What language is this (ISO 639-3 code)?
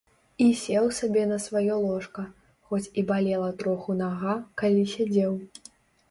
bel